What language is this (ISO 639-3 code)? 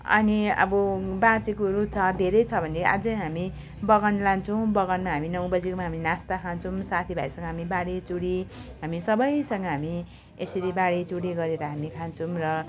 nep